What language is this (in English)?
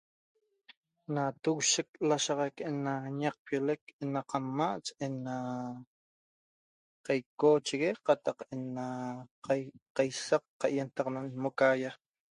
Toba